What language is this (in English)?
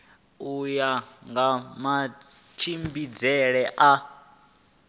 Venda